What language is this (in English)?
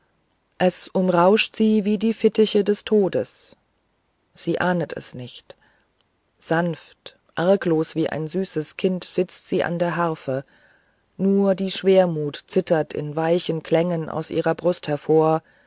German